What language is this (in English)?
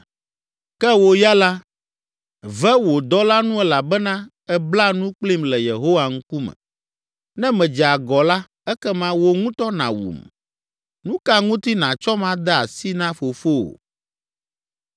Ewe